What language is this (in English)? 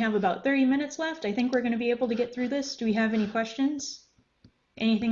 English